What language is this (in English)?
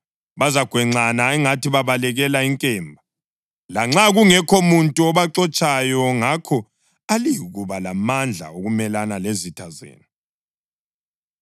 North Ndebele